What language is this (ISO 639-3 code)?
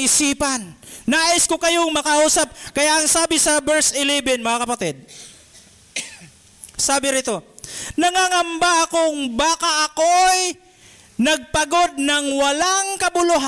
fil